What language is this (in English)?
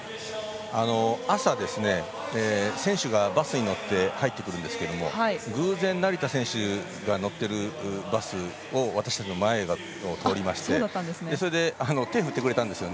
Japanese